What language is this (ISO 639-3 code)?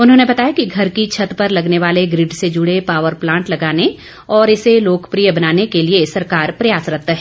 hin